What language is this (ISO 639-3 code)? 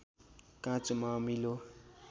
nep